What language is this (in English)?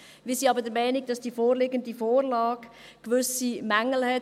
Swiss German